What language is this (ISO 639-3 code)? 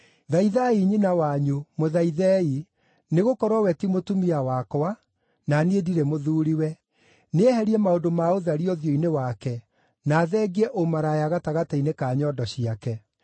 kik